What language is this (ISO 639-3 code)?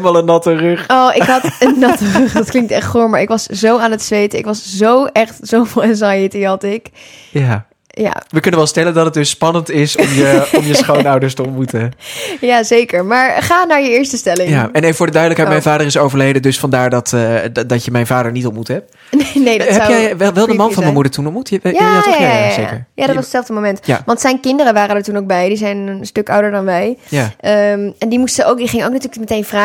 nld